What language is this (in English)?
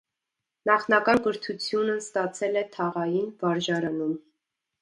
Armenian